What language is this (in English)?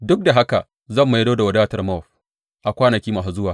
Hausa